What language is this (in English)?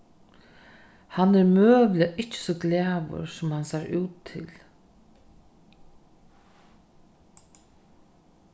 Faroese